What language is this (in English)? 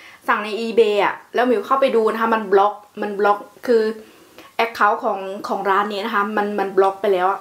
Thai